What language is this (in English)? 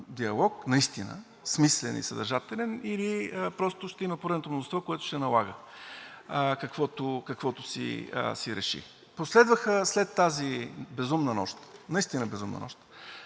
Bulgarian